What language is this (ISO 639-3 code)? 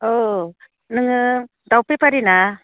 brx